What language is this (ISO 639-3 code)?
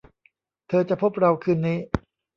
tha